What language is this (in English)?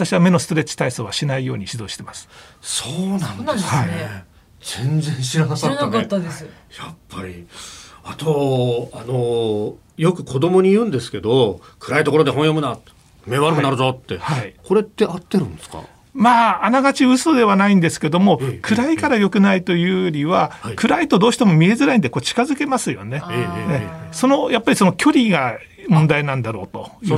Japanese